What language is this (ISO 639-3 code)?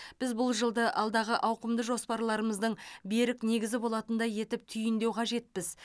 kaz